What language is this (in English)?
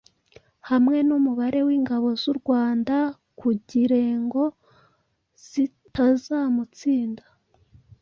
Kinyarwanda